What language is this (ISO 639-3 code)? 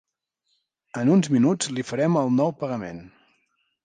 cat